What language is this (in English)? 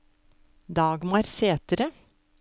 Norwegian